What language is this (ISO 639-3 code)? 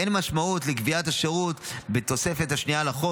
heb